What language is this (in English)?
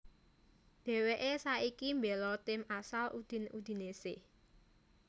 Javanese